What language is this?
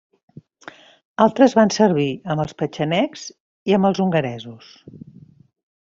Catalan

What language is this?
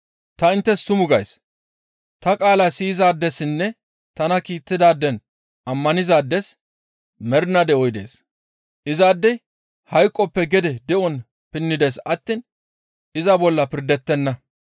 Gamo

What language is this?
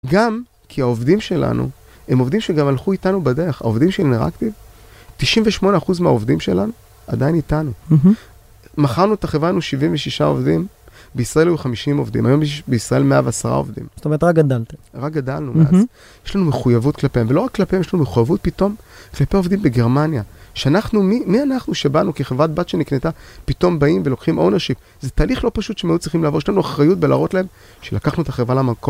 Hebrew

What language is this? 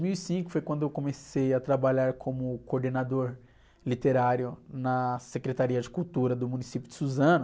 Portuguese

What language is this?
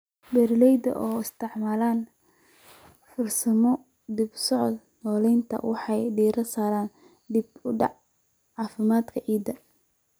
Somali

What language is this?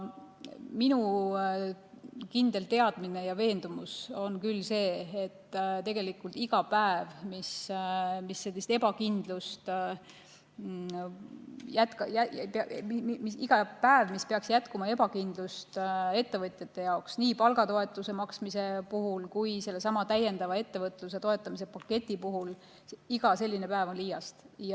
Estonian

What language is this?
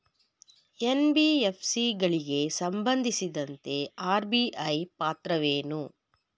Kannada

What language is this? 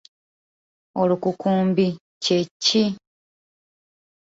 Ganda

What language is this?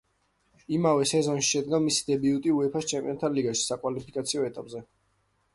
Georgian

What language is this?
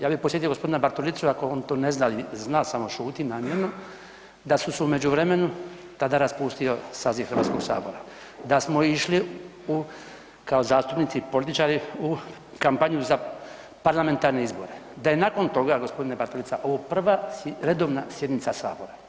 Croatian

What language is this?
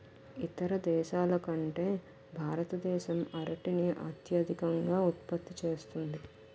Telugu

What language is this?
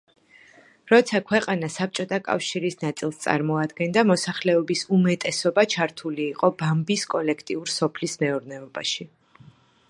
Georgian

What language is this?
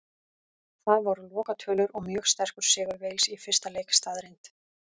Icelandic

